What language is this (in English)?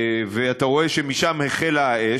Hebrew